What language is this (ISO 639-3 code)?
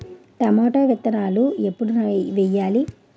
tel